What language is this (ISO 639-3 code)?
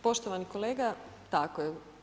hrv